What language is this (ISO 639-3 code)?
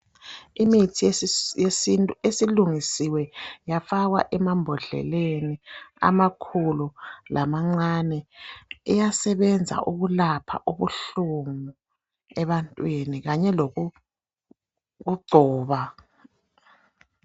nde